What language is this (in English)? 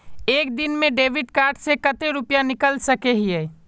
Magahi